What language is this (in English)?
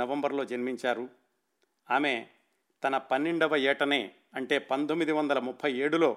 Telugu